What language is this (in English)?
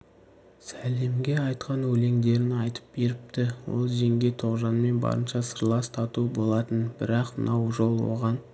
Kazakh